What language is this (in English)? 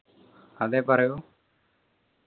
Malayalam